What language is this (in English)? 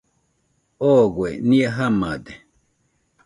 Nüpode Huitoto